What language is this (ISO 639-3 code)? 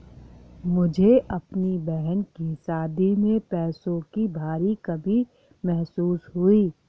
hin